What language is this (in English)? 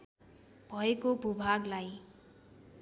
Nepali